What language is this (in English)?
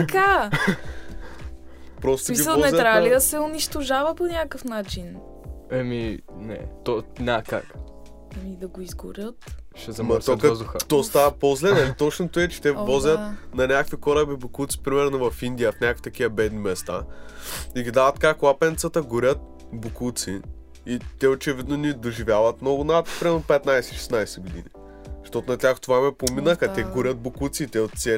Bulgarian